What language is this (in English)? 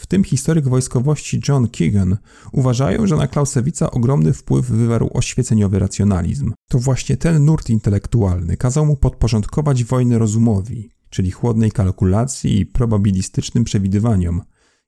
Polish